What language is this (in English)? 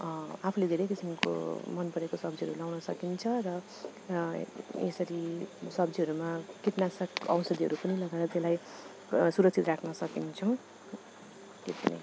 Nepali